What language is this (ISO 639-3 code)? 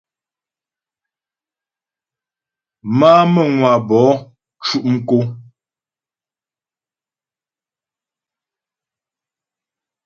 bbj